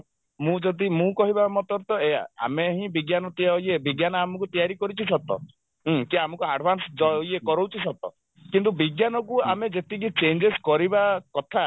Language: Odia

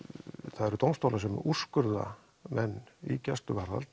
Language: Icelandic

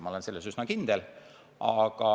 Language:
Estonian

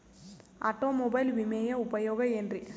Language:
Kannada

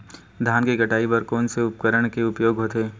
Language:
Chhattisgarhi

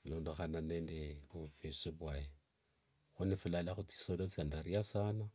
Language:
Wanga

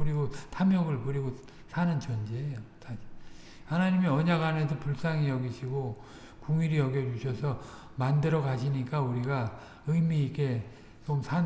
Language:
Korean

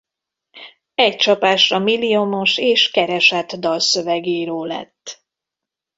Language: Hungarian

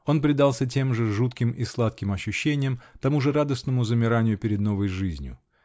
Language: Russian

